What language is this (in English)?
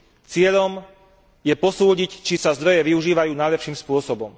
Slovak